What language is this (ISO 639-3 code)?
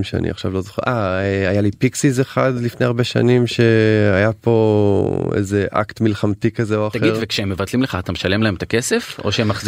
heb